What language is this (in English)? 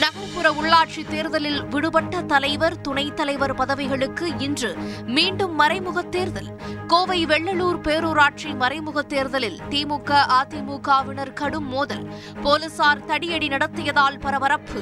Tamil